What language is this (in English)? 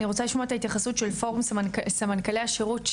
Hebrew